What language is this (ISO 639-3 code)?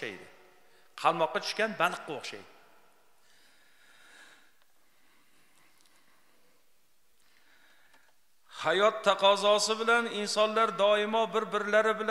tur